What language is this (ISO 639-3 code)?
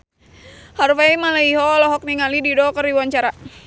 sun